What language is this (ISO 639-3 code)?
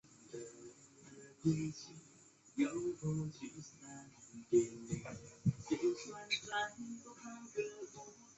zho